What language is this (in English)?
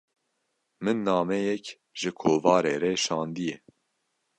Kurdish